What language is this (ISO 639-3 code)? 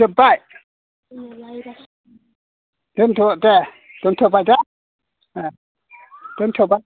brx